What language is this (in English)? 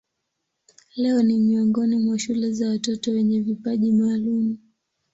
Swahili